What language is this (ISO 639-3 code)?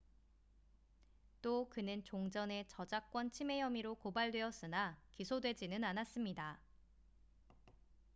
kor